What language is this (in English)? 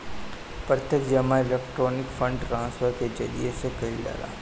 Bhojpuri